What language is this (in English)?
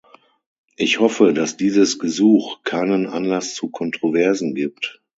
German